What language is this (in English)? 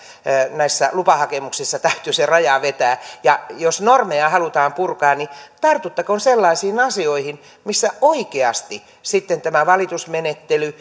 Finnish